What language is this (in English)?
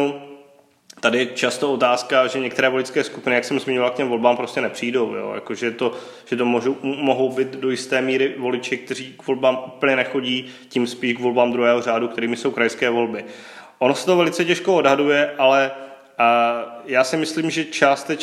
Czech